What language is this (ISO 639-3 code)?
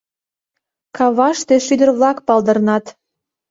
chm